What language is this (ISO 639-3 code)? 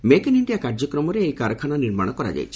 ori